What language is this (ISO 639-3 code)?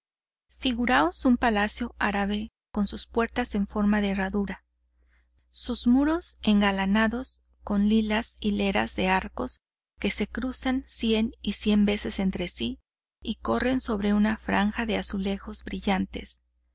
spa